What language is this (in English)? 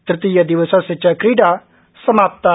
Sanskrit